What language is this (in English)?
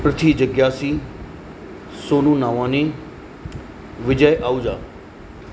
Sindhi